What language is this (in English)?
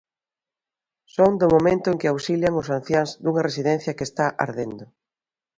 Galician